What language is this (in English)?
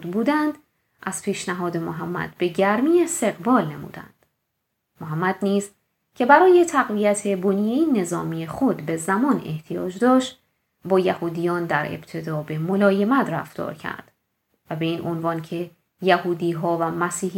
Persian